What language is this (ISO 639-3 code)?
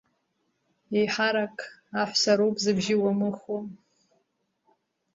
abk